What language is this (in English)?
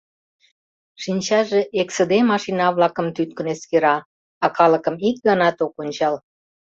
Mari